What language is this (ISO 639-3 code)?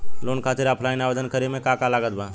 bho